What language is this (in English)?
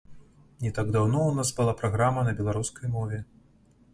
Belarusian